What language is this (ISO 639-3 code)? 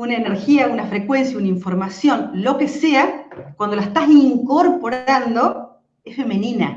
spa